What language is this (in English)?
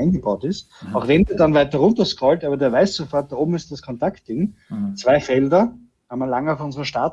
German